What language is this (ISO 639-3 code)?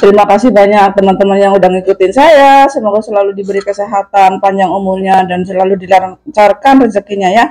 ind